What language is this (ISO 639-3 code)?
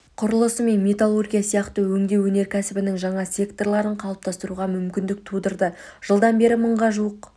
kaz